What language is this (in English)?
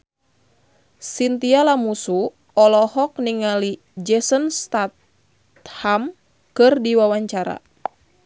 Sundanese